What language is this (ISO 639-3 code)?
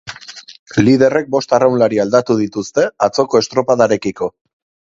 eus